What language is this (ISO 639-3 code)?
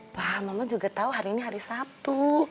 ind